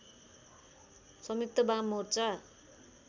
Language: Nepali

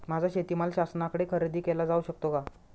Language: Marathi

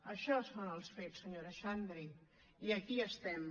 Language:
Catalan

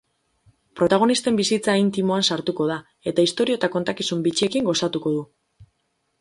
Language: Basque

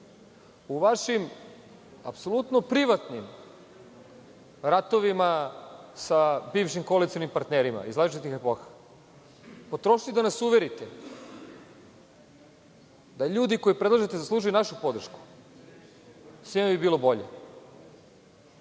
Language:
Serbian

